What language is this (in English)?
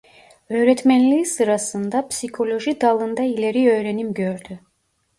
Turkish